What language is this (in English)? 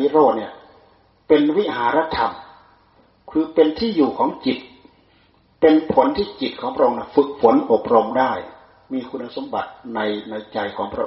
Thai